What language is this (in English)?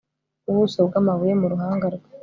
Kinyarwanda